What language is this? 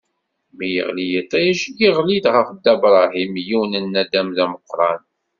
Kabyle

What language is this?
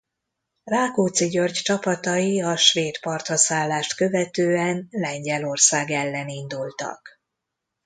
Hungarian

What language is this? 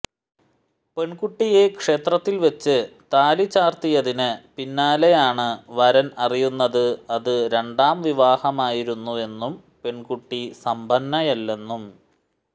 Malayalam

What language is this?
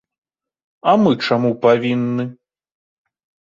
Belarusian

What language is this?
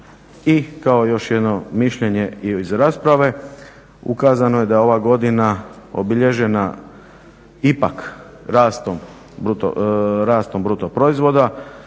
Croatian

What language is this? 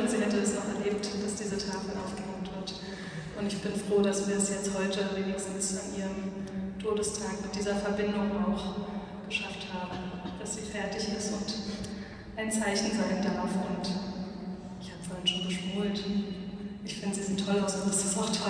German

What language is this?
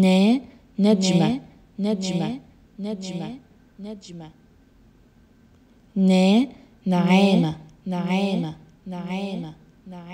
Arabic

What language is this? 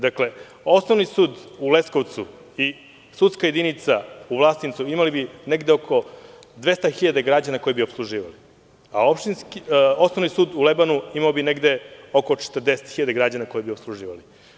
Serbian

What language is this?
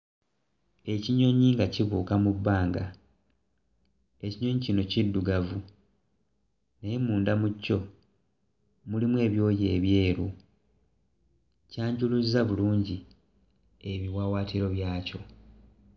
Ganda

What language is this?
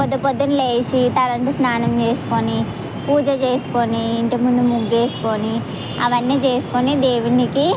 Telugu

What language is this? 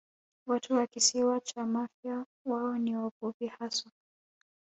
Swahili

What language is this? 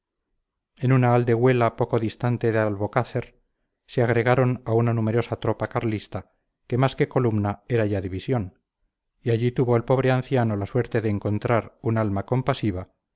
Spanish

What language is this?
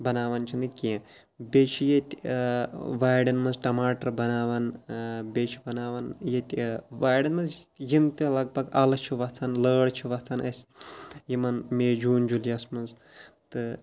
Kashmiri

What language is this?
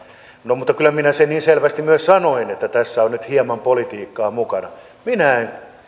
Finnish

